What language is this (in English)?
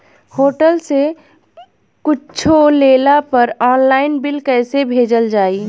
Bhojpuri